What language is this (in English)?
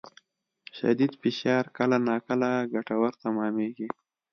Pashto